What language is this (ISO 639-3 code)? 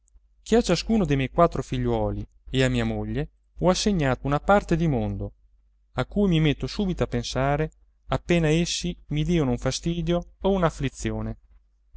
ita